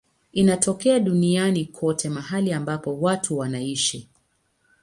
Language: Swahili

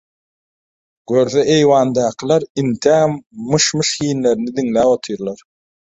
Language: Turkmen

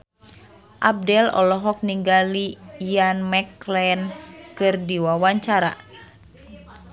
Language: Sundanese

